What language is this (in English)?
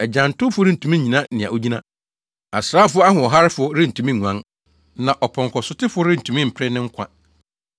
Akan